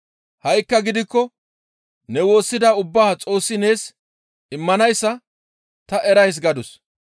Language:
Gamo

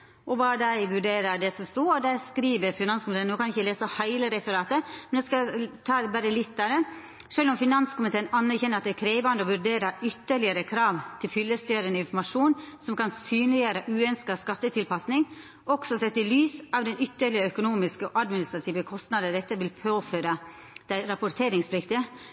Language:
Norwegian Nynorsk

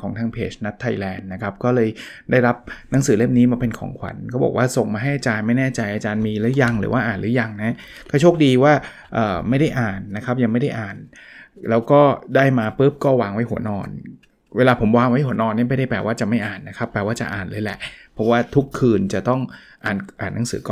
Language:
Thai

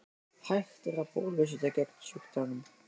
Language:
Icelandic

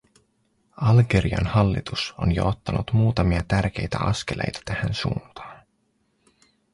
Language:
Finnish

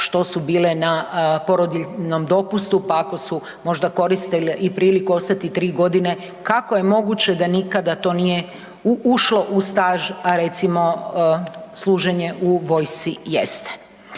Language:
Croatian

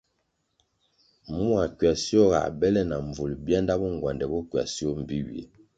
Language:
Kwasio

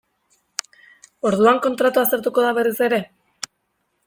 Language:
Basque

